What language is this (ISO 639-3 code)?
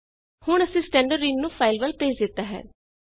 pan